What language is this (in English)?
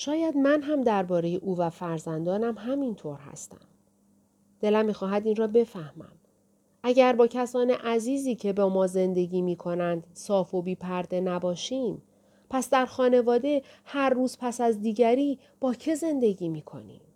Persian